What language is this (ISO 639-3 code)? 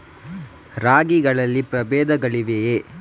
kan